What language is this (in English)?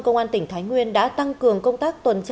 Vietnamese